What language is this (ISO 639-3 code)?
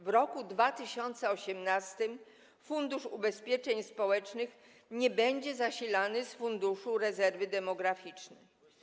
pol